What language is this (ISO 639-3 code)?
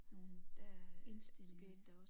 dan